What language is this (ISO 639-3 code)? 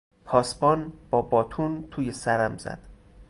fas